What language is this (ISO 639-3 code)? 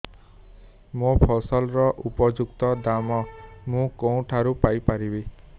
ori